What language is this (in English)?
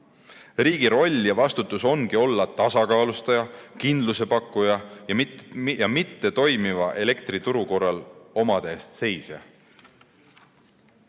Estonian